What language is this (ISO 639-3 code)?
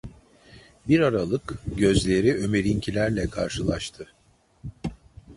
tur